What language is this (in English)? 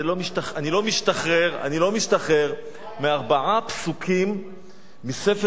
Hebrew